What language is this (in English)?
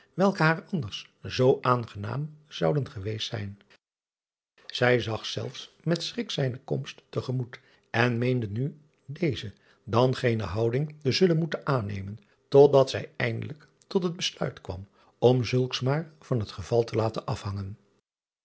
Dutch